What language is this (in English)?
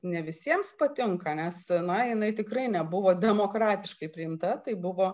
Lithuanian